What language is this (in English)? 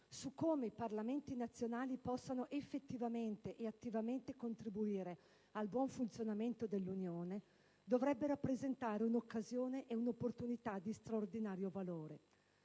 Italian